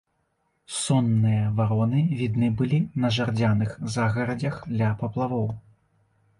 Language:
Belarusian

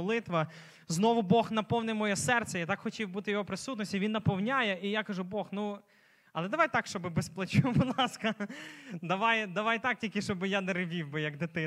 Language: Ukrainian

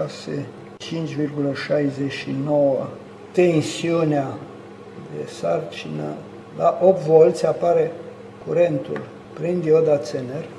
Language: Romanian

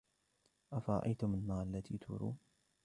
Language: Arabic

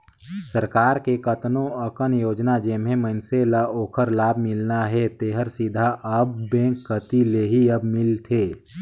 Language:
Chhattisgarhi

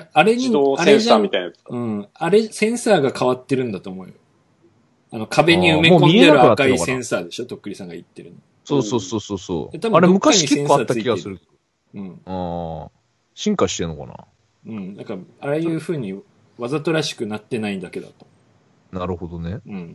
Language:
Japanese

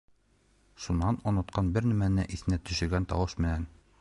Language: Bashkir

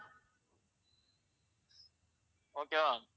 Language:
Tamil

